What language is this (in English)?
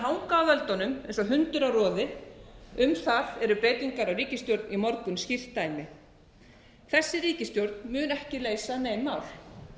Icelandic